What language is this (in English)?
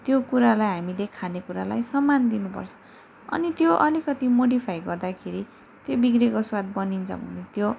Nepali